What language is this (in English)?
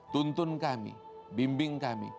Indonesian